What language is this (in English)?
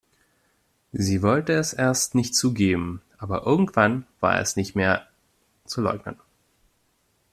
German